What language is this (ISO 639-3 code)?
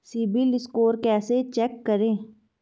hin